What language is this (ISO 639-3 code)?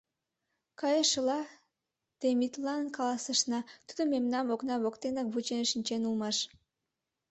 chm